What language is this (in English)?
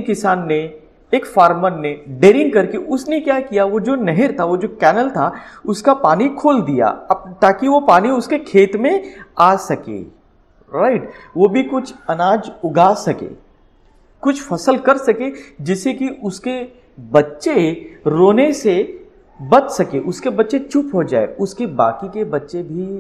Hindi